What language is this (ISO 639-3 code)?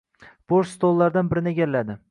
uzb